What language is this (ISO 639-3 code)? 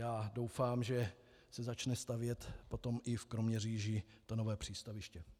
ces